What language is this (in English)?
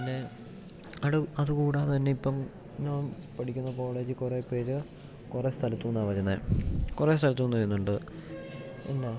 Malayalam